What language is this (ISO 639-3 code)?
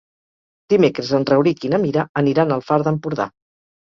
cat